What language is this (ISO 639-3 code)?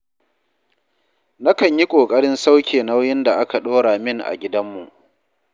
hau